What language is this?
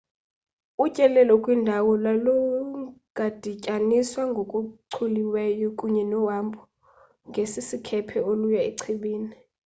Xhosa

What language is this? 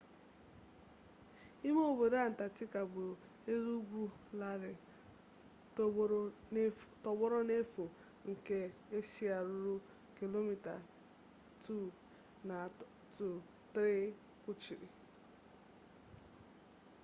Igbo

